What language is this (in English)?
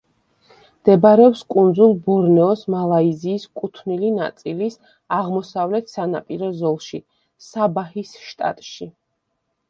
Georgian